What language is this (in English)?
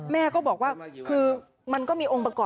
Thai